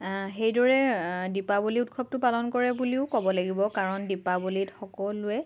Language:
Assamese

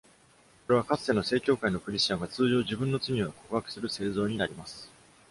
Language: Japanese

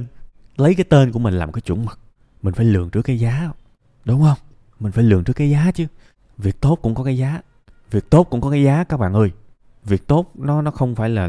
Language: Vietnamese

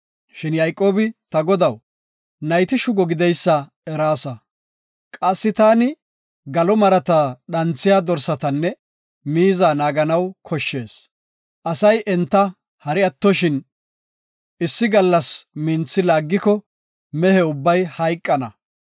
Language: Gofa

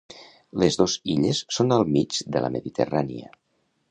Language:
Catalan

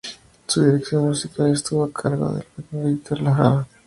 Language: Spanish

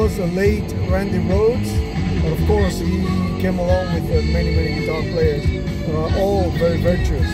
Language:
English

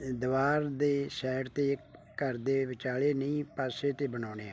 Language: Punjabi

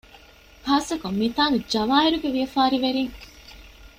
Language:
Divehi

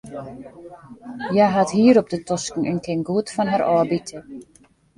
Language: Western Frisian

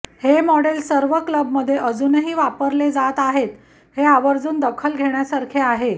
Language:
Marathi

